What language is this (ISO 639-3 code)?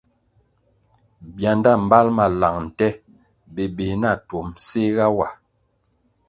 nmg